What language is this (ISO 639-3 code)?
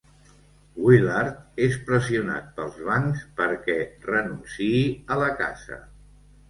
cat